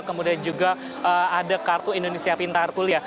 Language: Indonesian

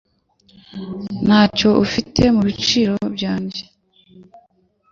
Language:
Kinyarwanda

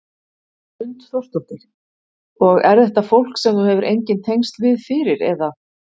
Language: Icelandic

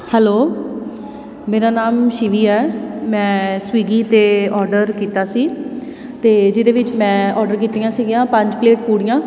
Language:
Punjabi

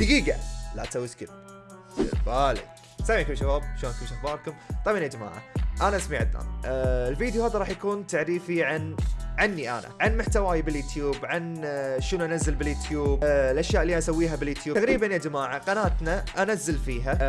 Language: Arabic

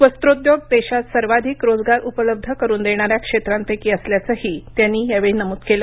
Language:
Marathi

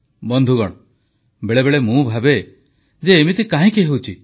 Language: Odia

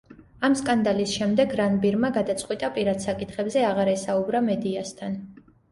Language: Georgian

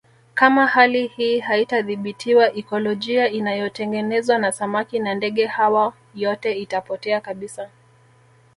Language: Swahili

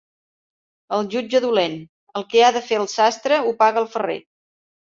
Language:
Catalan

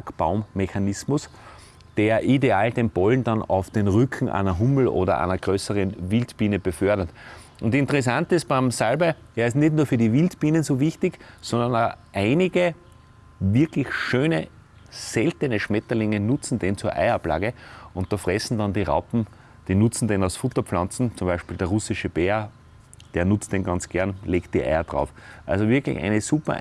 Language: German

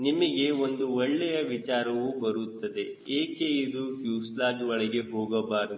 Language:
Kannada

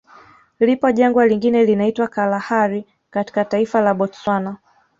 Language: Swahili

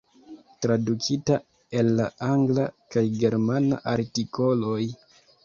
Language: Esperanto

